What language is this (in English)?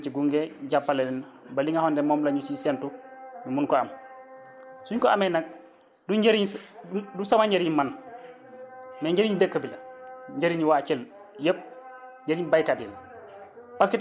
Wolof